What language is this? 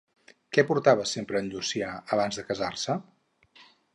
Catalan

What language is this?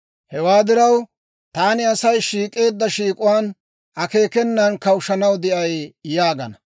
Dawro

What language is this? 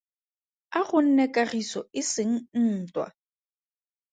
Tswana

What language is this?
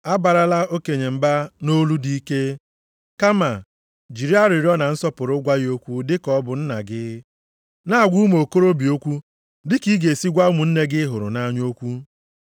Igbo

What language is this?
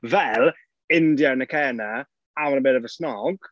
Welsh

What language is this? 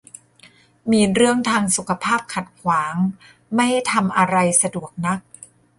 Thai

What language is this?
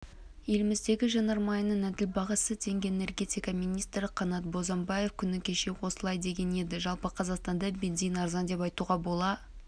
Kazakh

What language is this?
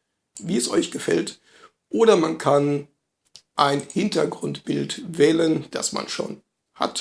German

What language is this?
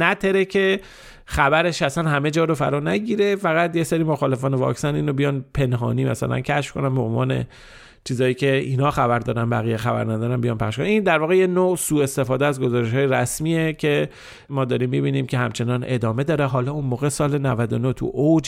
Persian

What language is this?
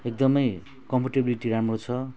Nepali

